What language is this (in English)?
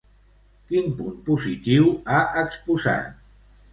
Catalan